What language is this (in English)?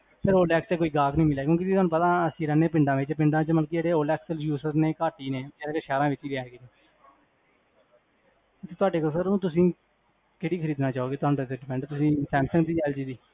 Punjabi